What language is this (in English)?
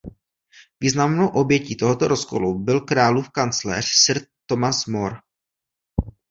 Czech